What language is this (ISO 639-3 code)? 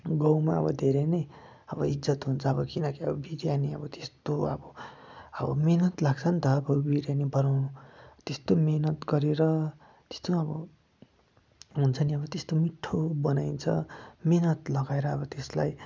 nep